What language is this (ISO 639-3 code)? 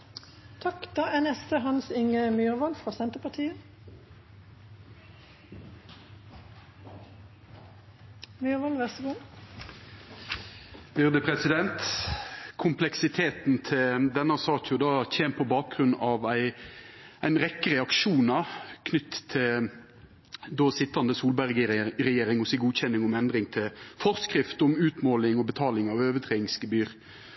nno